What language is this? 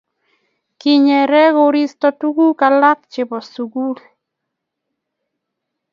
Kalenjin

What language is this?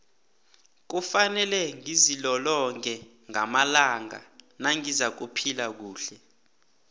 South Ndebele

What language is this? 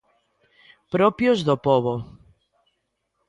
Galician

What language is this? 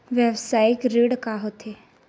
Chhattisgarhi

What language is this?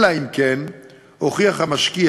Hebrew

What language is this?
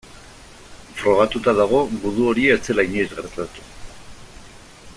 Basque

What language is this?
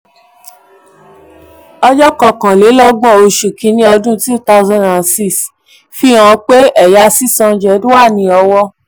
Yoruba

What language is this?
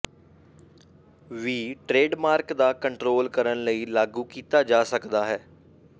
Punjabi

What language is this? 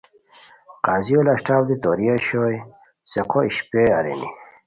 Khowar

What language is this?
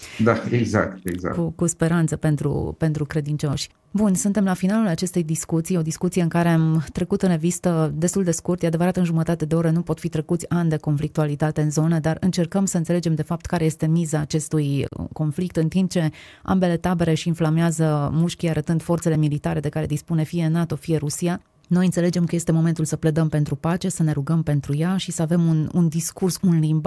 Romanian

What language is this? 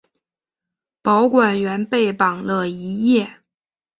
Chinese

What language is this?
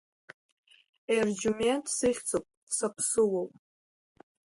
Abkhazian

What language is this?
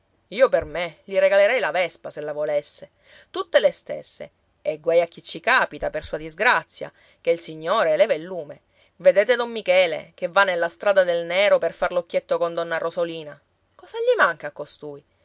Italian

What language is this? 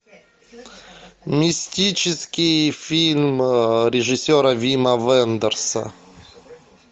Russian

